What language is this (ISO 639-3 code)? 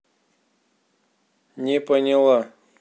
rus